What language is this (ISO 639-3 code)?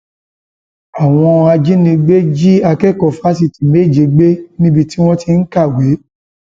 yor